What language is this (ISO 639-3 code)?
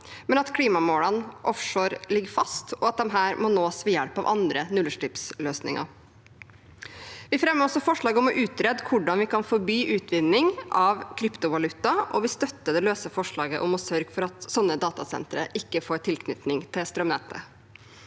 nor